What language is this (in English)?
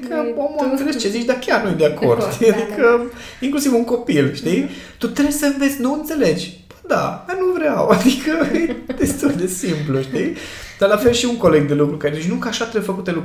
Romanian